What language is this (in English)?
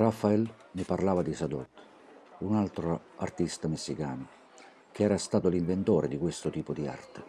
Italian